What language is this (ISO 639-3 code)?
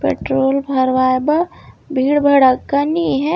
hne